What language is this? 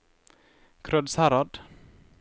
Norwegian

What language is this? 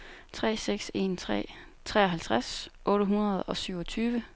Danish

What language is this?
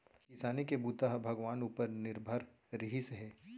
Chhattisgarhi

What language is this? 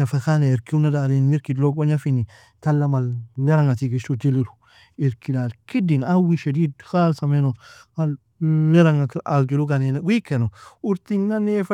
Nobiin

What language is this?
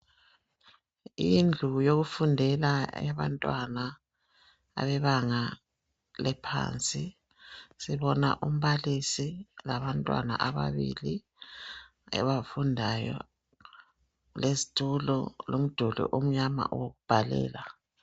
North Ndebele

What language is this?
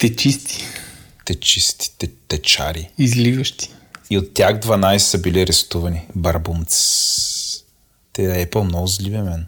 Bulgarian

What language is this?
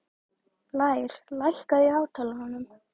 Icelandic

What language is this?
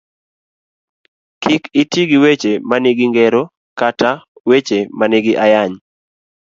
Luo (Kenya and Tanzania)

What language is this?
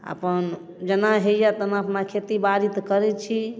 Maithili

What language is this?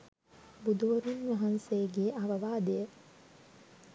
Sinhala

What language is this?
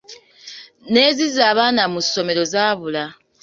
Ganda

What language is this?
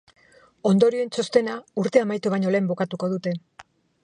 Basque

